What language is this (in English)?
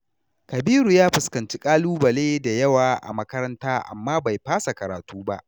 Hausa